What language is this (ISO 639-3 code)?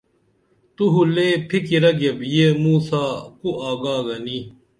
dml